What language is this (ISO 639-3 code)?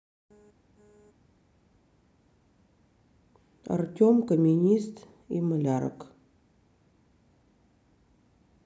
rus